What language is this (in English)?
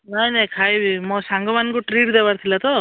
Odia